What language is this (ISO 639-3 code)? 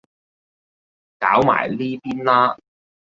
yue